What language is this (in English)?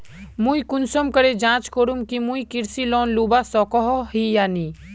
Magahi